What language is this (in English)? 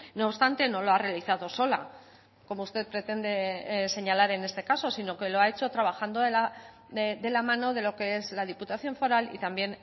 Spanish